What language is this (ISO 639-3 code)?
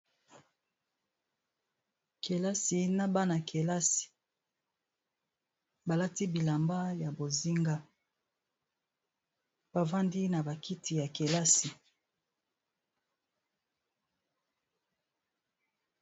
lin